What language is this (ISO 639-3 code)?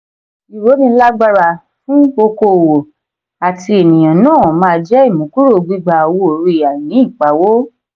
yor